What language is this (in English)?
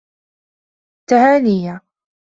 Arabic